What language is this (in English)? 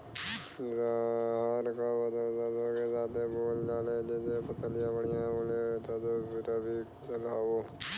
Bhojpuri